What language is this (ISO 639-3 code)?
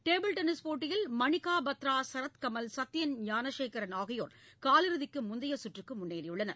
tam